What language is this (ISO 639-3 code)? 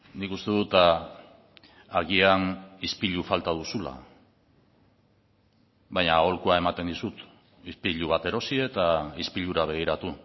eus